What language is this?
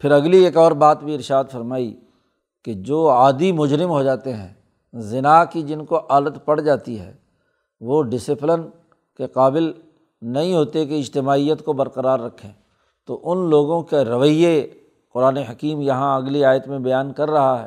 Urdu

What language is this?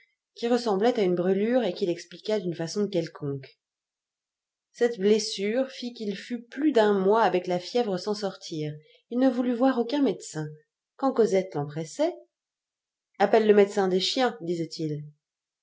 French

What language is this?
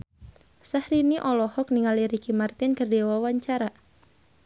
Sundanese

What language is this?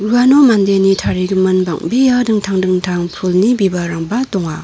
Garo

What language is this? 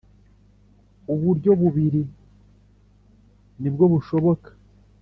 Kinyarwanda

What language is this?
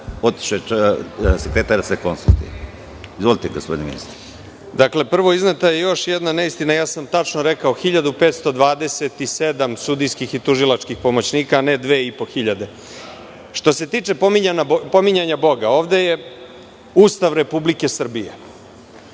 Serbian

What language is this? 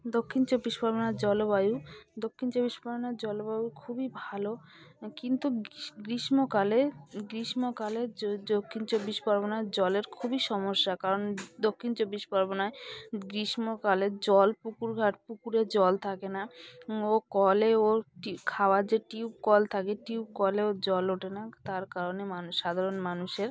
Bangla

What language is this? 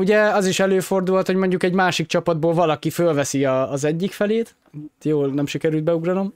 Hungarian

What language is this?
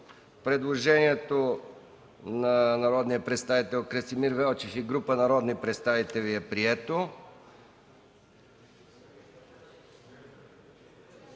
Bulgarian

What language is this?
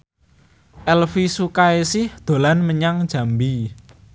Javanese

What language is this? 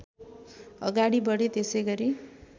Nepali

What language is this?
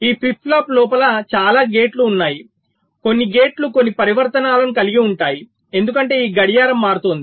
Telugu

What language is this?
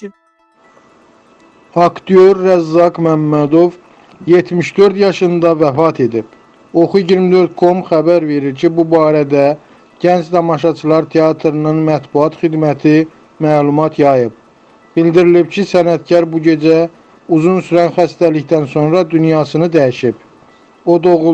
Turkish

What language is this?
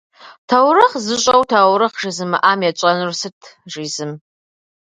Kabardian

